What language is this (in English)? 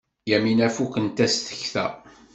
Kabyle